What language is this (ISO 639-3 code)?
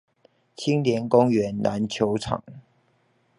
zho